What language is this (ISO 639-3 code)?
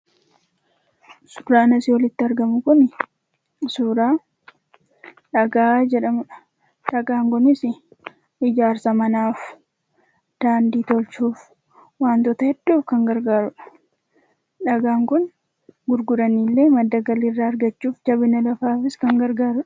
orm